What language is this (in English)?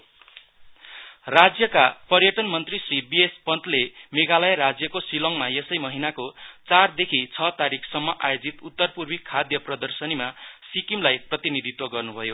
Nepali